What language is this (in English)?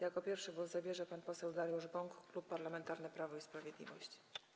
Polish